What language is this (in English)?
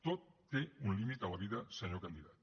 Catalan